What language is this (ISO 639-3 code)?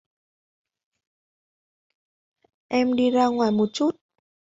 vie